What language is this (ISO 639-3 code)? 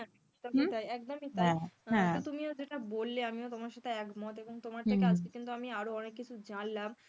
ben